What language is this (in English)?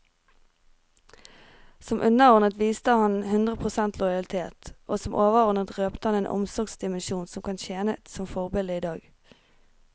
Norwegian